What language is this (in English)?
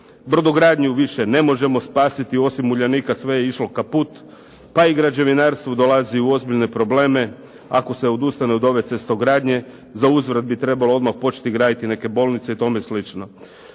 Croatian